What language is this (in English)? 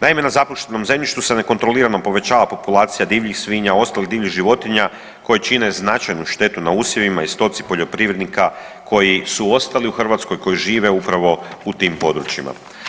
Croatian